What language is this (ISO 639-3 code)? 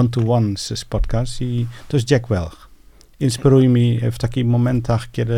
pol